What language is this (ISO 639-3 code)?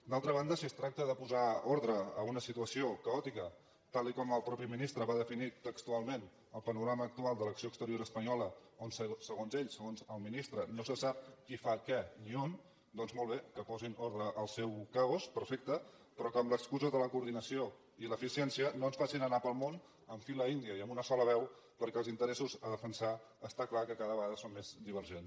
cat